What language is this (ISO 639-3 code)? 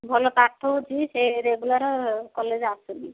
ori